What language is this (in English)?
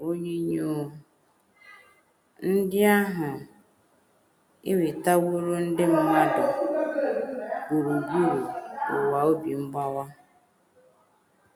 Igbo